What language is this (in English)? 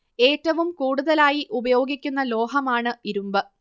Malayalam